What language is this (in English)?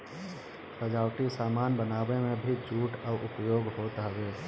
Bhojpuri